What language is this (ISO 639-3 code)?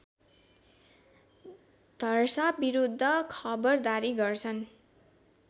nep